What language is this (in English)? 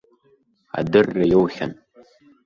Abkhazian